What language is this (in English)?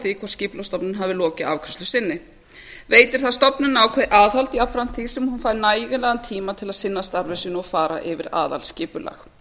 Icelandic